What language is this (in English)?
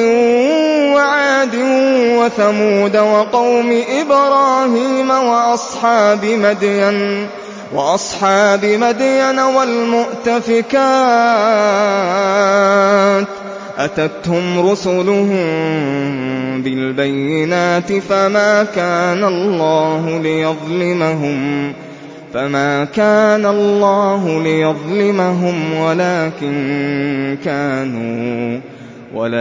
Arabic